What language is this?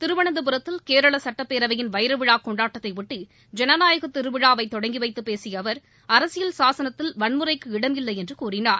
Tamil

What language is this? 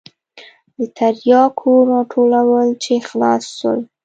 Pashto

